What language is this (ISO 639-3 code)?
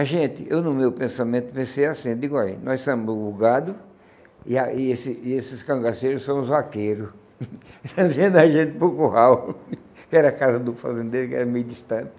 por